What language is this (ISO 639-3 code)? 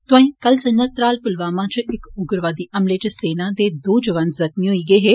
doi